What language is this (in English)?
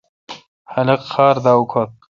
Kalkoti